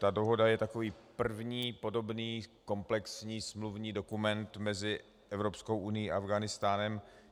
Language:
Czech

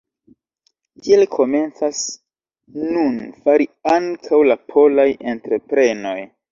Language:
Esperanto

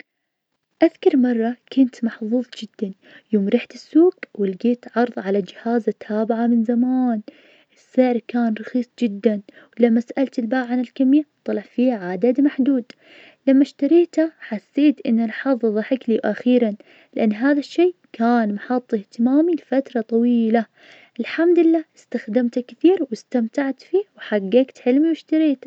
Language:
Najdi Arabic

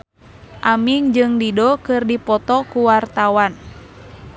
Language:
Sundanese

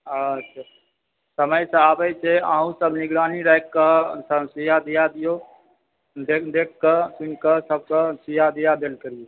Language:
Maithili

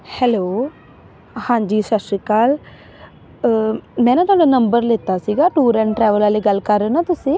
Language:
Punjabi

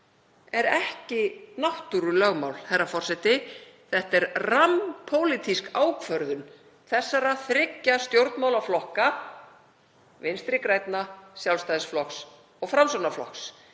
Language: Icelandic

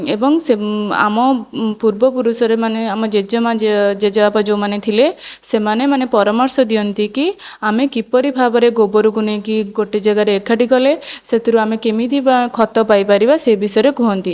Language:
Odia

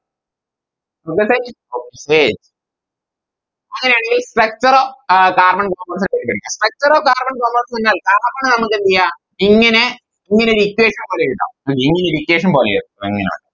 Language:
Malayalam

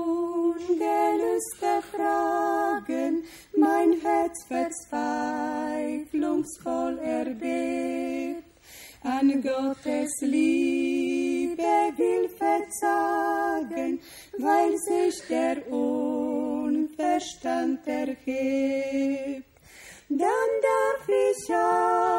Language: Croatian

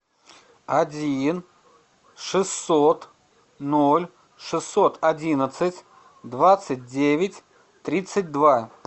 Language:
Russian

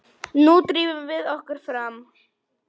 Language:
Icelandic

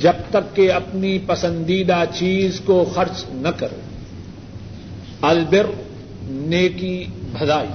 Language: Urdu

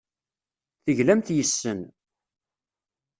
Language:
Kabyle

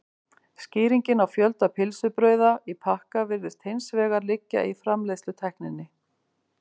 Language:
Icelandic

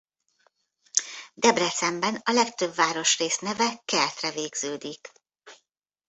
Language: Hungarian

